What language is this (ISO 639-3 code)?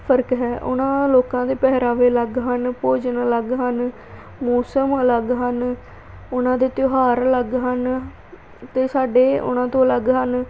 pan